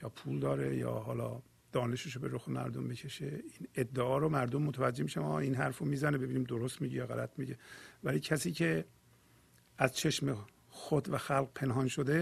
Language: Persian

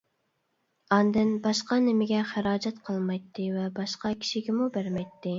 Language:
Uyghur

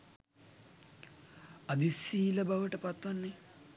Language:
Sinhala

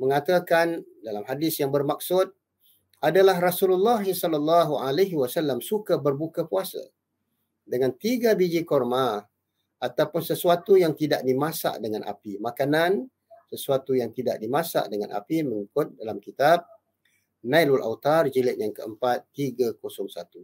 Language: Malay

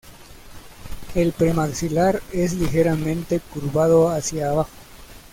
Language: Spanish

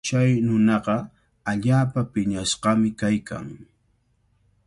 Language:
Cajatambo North Lima Quechua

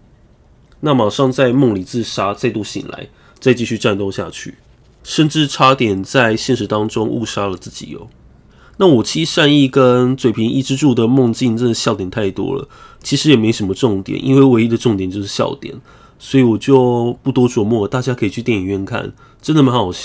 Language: Chinese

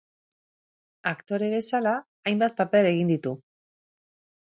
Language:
Basque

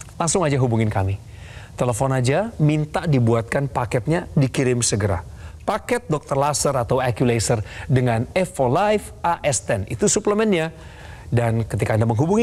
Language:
Indonesian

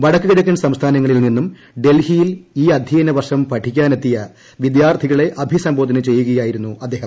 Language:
Malayalam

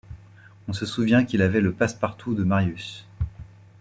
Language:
French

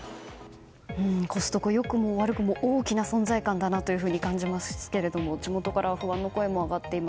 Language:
Japanese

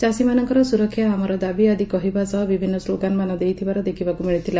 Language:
Odia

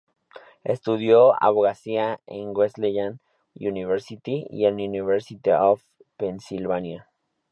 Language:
Spanish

